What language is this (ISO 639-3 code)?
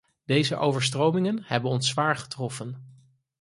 nld